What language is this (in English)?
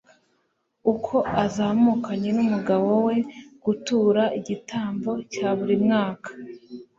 Kinyarwanda